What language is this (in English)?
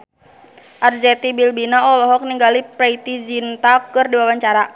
Sundanese